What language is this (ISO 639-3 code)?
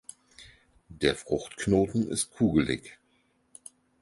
deu